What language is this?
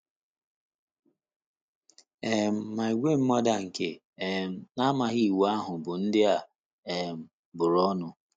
Igbo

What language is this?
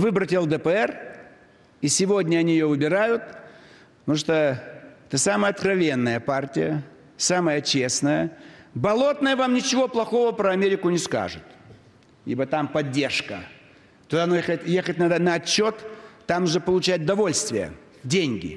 Russian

